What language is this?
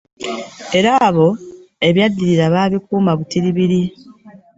Ganda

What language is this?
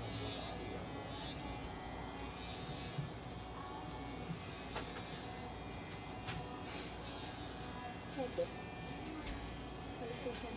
Japanese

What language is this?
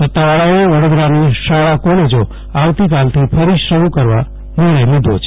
Gujarati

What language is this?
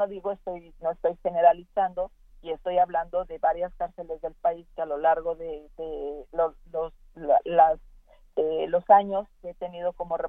Spanish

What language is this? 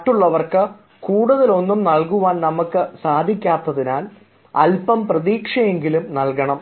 Malayalam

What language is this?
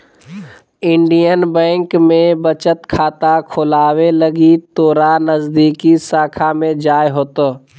Magahi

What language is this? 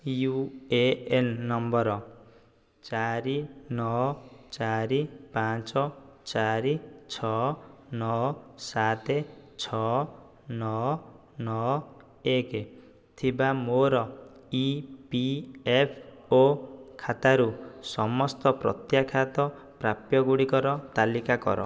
Odia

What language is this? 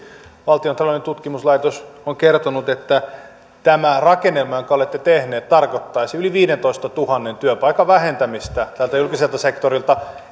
Finnish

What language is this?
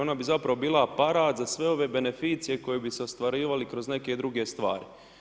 Croatian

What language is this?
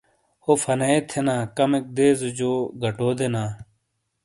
Shina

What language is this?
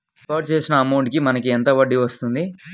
Telugu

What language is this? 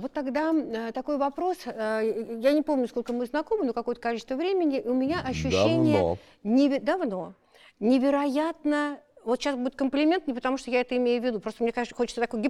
Russian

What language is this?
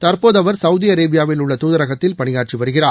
Tamil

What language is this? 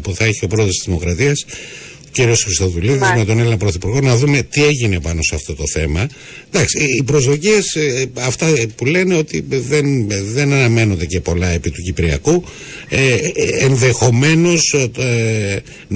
Greek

